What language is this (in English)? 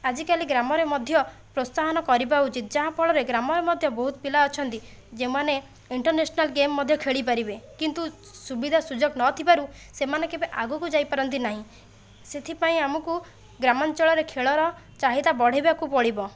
Odia